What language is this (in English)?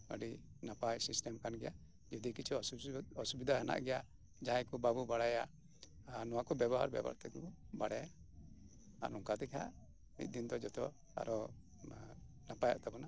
Santali